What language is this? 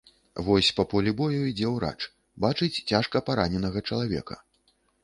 Belarusian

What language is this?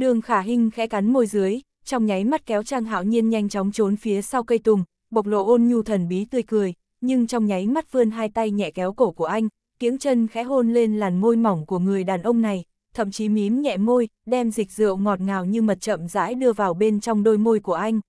Vietnamese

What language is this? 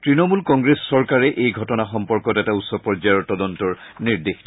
Assamese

